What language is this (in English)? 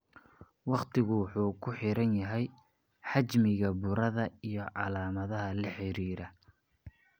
Somali